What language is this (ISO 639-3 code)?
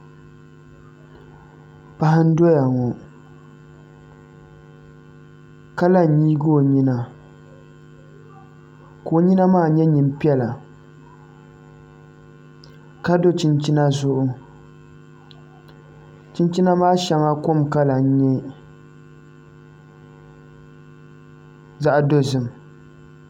dag